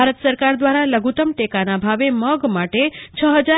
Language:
Gujarati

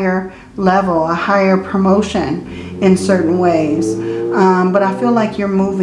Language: English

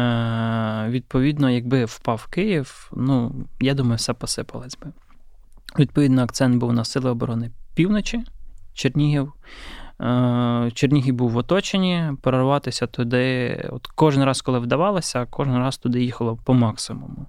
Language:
Ukrainian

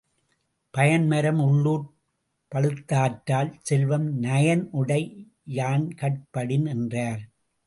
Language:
Tamil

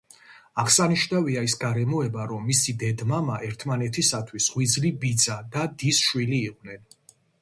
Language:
Georgian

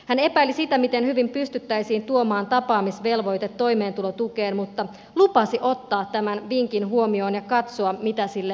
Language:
Finnish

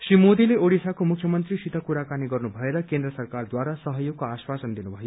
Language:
Nepali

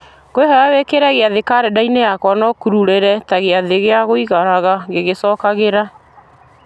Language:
Kikuyu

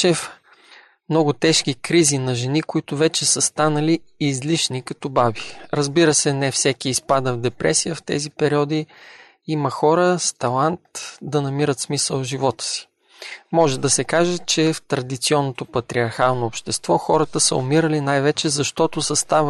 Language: Bulgarian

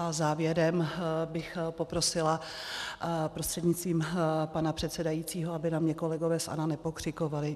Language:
Czech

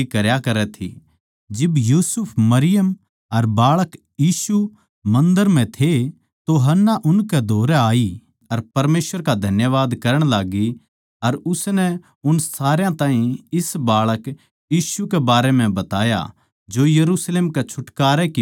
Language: Haryanvi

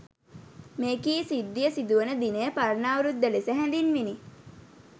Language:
Sinhala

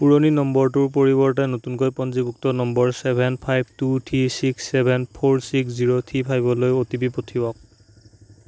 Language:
Assamese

